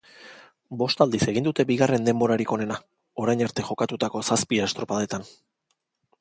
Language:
Basque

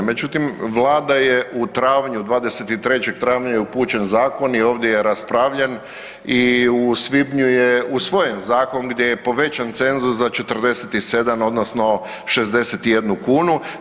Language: Croatian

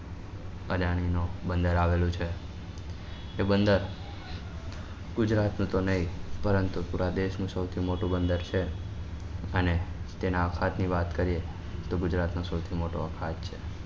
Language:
Gujarati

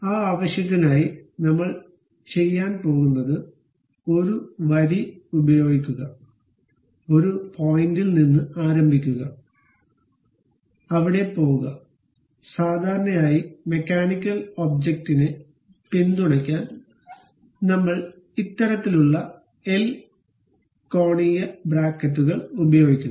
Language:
Malayalam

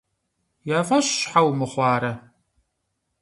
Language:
Kabardian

